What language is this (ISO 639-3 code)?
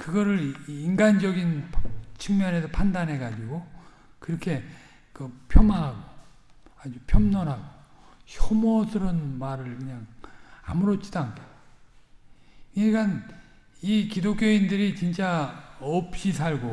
kor